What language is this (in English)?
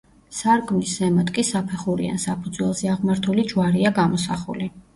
Georgian